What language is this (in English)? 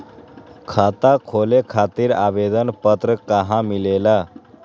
Magahi